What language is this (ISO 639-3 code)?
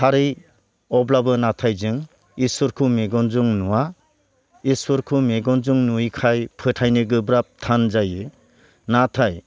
brx